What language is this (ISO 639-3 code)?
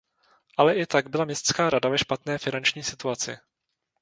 ces